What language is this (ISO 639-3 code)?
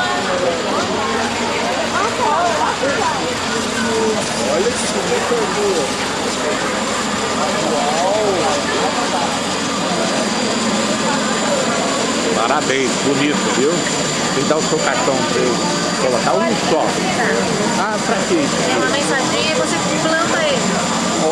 por